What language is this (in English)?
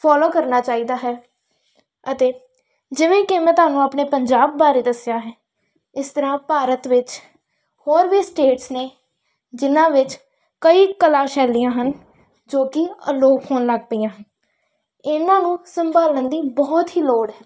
Punjabi